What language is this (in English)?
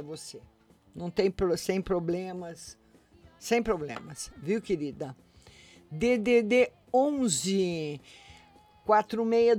Portuguese